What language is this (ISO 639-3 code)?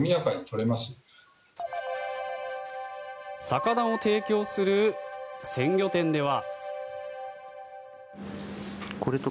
jpn